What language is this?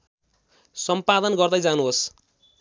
Nepali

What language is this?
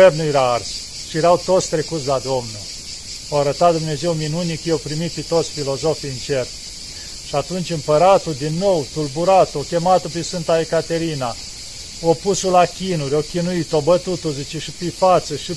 Romanian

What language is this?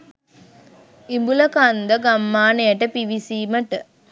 Sinhala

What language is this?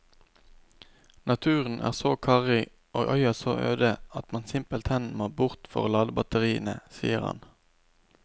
Norwegian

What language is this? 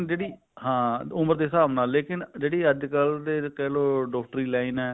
Punjabi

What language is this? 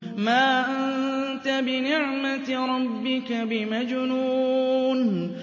Arabic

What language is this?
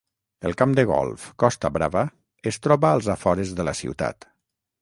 Catalan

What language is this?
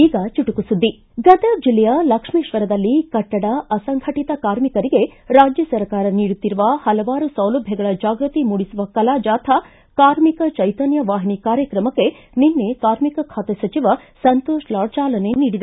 Kannada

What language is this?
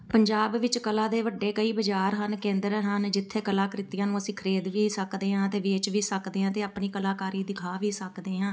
Punjabi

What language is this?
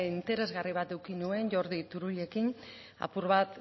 Basque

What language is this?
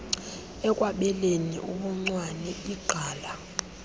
Xhosa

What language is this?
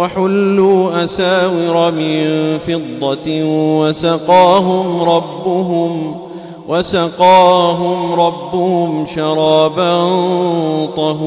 Arabic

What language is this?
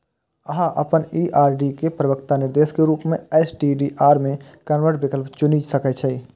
Maithili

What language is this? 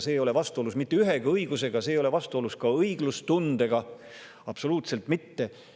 Estonian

